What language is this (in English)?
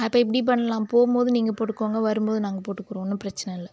Tamil